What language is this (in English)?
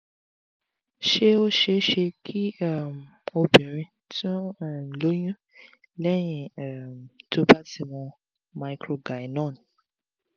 Yoruba